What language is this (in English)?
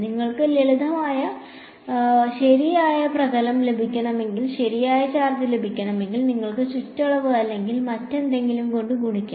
Malayalam